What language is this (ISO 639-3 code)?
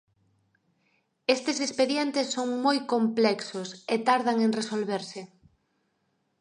glg